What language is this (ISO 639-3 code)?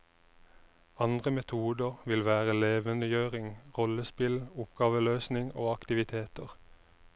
nor